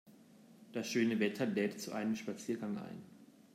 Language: German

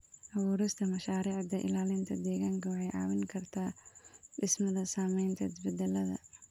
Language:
Somali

